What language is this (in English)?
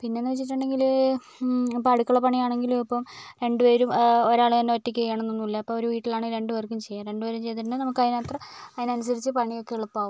Malayalam